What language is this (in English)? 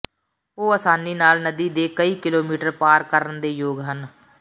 Punjabi